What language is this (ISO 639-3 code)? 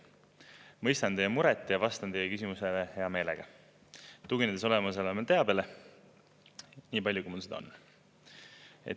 est